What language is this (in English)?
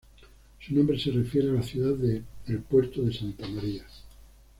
Spanish